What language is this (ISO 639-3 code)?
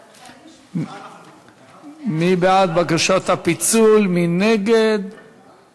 heb